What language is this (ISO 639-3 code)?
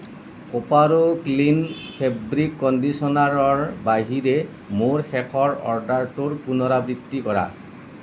asm